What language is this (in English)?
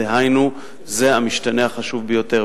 Hebrew